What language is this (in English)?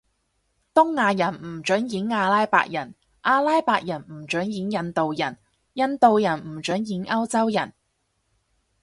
Cantonese